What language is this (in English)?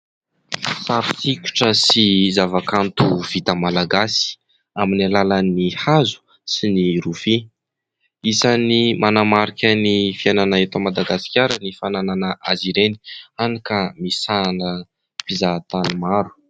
Malagasy